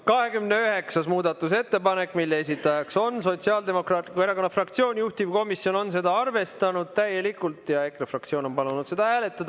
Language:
Estonian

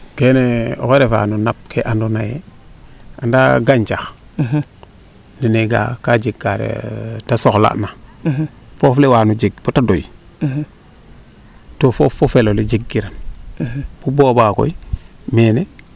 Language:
Serer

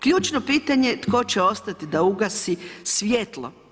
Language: Croatian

